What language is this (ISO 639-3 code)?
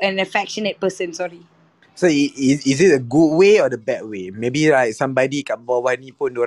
msa